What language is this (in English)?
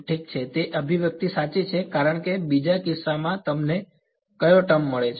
Gujarati